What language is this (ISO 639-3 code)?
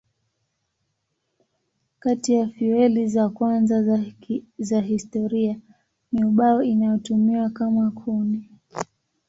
swa